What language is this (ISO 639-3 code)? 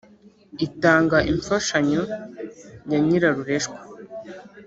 kin